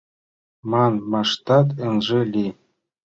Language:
Mari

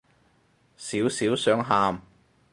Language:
Cantonese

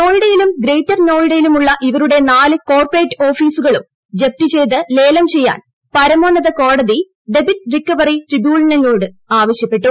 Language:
Malayalam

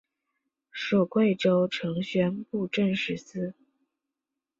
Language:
Chinese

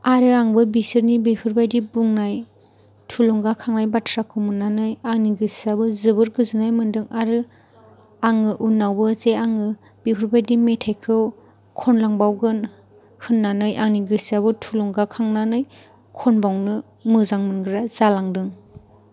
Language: Bodo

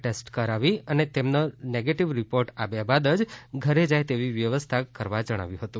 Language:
Gujarati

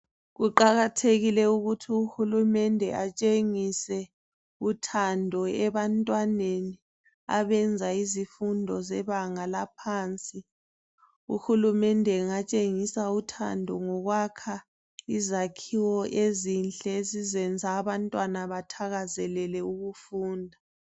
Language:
North Ndebele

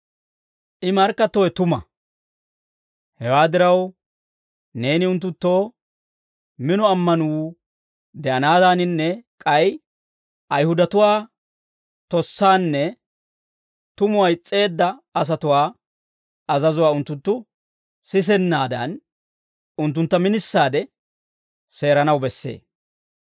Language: Dawro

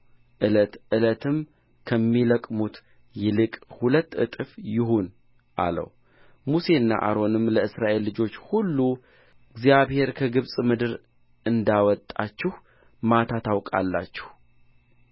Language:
Amharic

